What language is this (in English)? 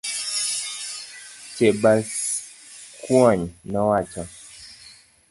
Luo (Kenya and Tanzania)